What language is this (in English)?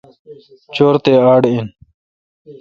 Kalkoti